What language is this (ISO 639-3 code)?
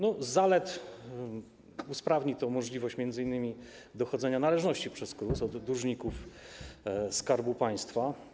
pol